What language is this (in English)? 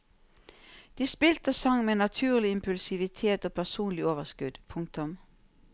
Norwegian